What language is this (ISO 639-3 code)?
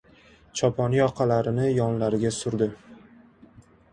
uzb